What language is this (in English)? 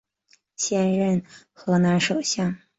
Chinese